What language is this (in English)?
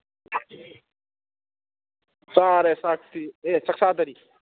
Manipuri